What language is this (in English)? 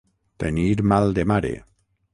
Catalan